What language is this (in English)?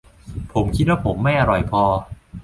Thai